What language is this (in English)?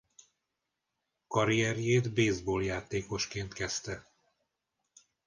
Hungarian